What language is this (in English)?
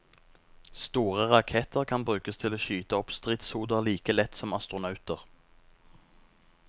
Norwegian